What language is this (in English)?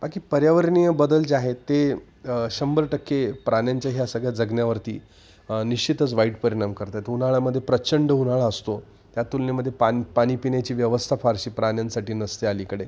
Marathi